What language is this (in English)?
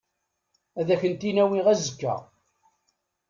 Kabyle